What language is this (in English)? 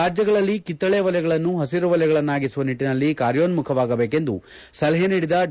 Kannada